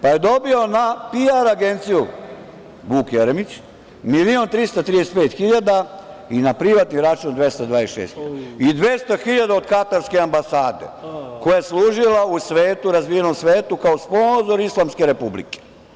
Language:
Serbian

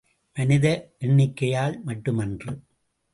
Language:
Tamil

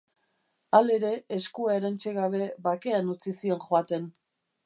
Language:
Basque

